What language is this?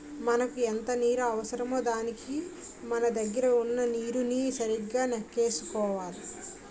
Telugu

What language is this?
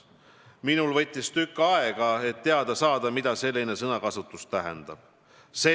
Estonian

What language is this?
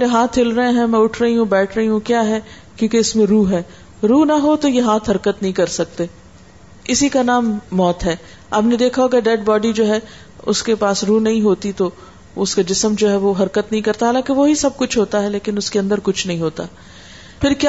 Urdu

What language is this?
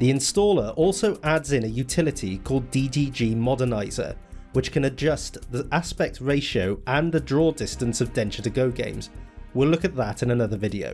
English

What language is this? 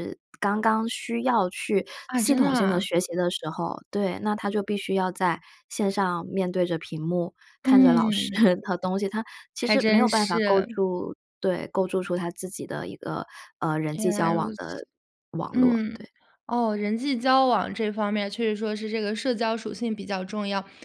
Chinese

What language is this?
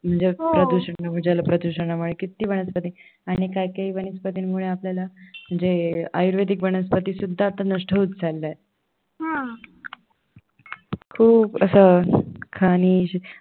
Marathi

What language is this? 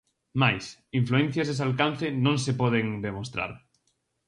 Galician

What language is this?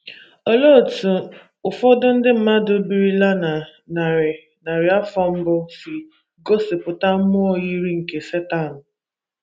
Igbo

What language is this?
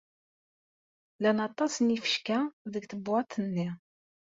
Kabyle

